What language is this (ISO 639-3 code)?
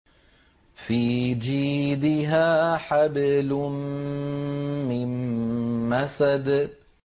ara